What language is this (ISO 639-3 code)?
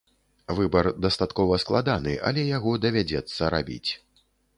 bel